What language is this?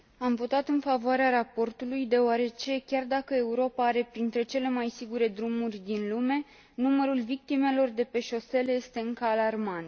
Romanian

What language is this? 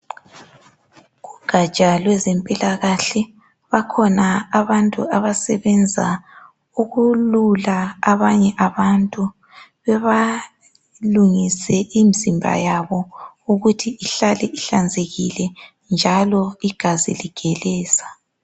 North Ndebele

